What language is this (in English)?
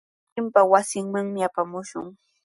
Sihuas Ancash Quechua